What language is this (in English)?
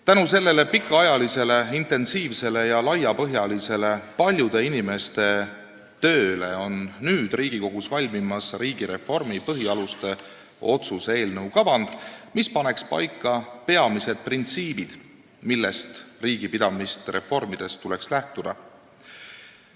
Estonian